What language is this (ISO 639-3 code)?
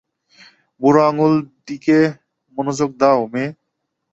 ben